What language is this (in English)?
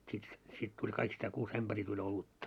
Finnish